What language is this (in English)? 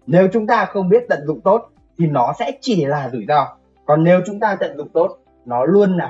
Vietnamese